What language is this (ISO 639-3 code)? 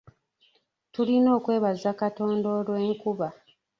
lug